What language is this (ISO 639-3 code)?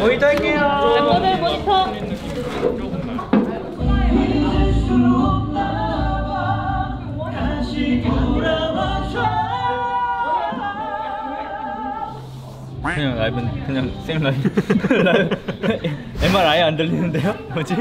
kor